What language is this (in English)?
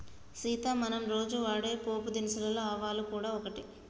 Telugu